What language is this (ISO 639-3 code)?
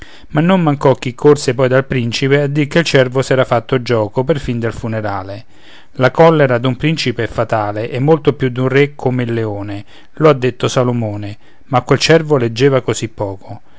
ita